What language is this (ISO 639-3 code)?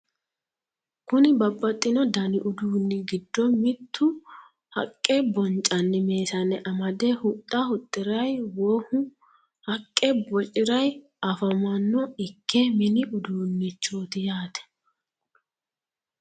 sid